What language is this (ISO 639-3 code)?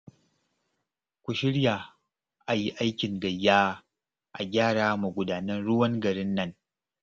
hau